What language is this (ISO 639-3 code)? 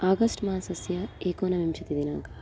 san